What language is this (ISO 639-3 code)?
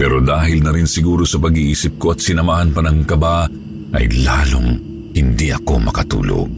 fil